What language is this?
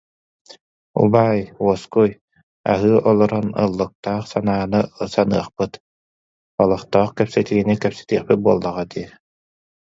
Yakut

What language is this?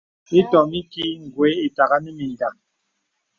Bebele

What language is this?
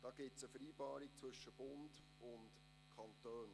Swiss German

